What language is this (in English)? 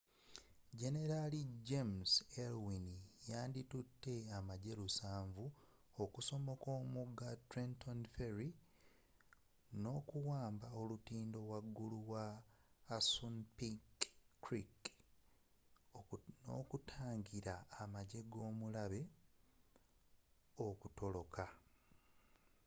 Ganda